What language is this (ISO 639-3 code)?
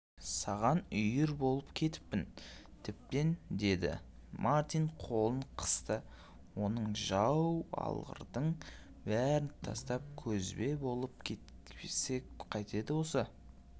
kaz